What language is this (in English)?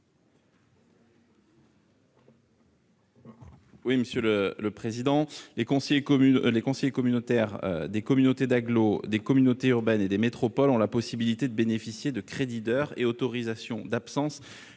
French